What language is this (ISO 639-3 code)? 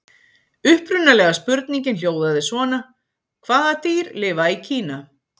isl